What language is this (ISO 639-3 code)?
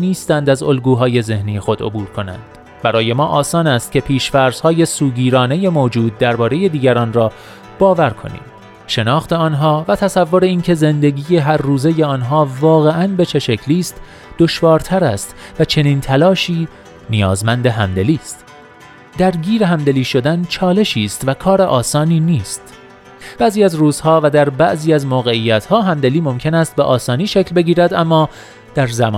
fas